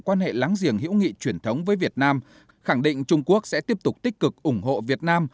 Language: Vietnamese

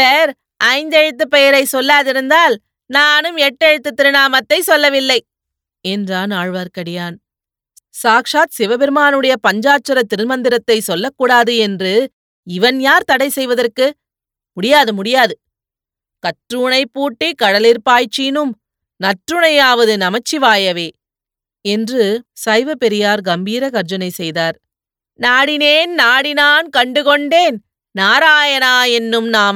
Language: Tamil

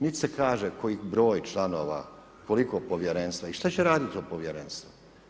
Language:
Croatian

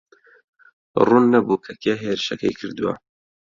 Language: Central Kurdish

